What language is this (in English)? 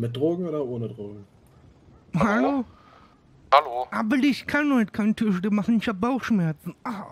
German